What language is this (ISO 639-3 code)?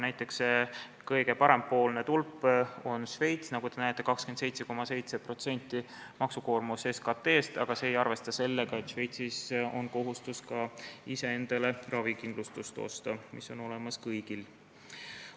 est